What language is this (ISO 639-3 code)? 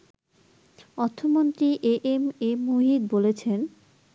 ben